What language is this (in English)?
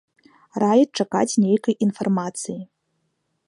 Belarusian